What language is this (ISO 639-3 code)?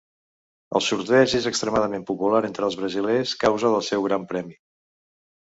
cat